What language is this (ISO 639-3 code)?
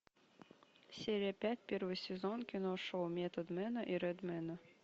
rus